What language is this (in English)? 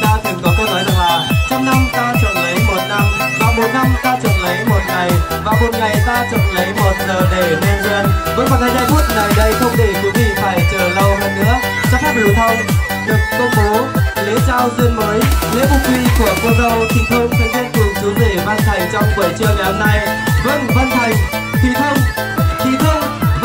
Vietnamese